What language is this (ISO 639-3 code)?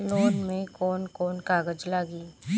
bho